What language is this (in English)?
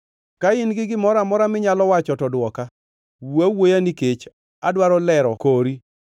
Luo (Kenya and Tanzania)